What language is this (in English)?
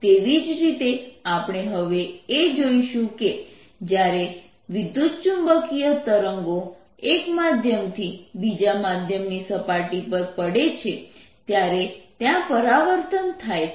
Gujarati